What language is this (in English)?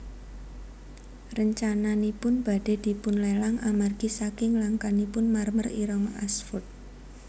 Javanese